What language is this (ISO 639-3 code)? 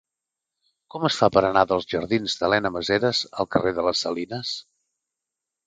cat